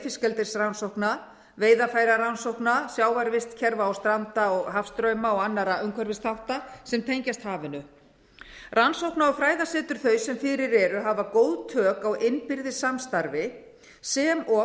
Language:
Icelandic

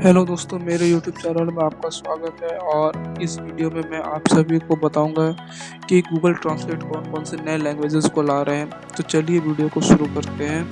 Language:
Hindi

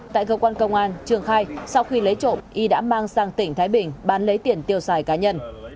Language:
Vietnamese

